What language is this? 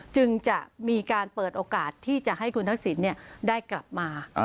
Thai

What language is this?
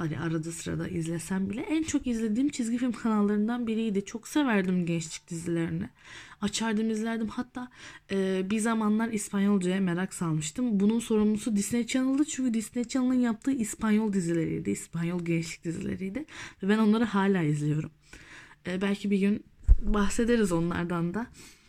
Turkish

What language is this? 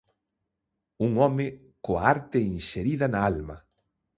Galician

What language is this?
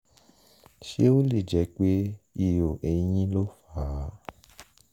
Yoruba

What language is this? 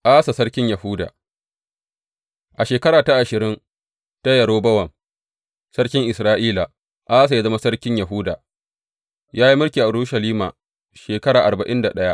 Hausa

